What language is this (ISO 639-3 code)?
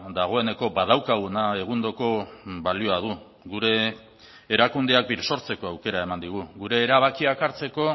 eus